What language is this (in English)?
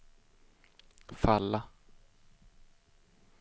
Swedish